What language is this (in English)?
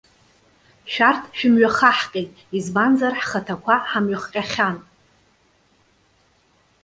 Abkhazian